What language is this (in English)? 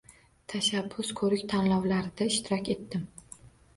Uzbek